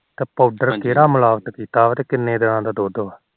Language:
Punjabi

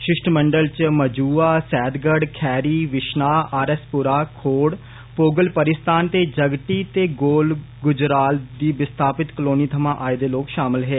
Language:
Dogri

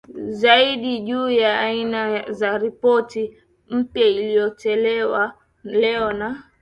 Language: Swahili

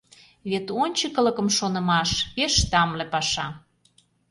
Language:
Mari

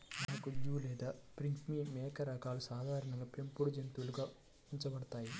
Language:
Telugu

